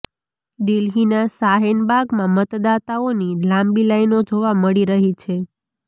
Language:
Gujarati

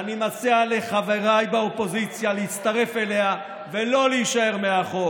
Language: Hebrew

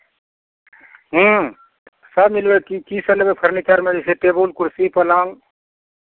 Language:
Maithili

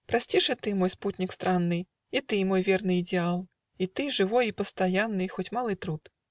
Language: Russian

